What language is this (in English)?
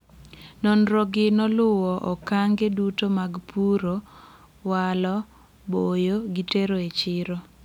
Luo (Kenya and Tanzania)